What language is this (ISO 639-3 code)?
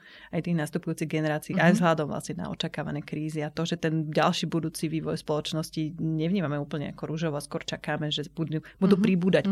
slk